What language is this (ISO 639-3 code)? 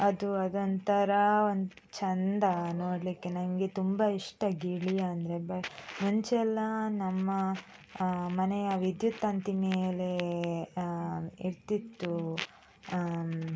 kan